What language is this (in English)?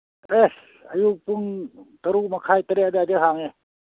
Manipuri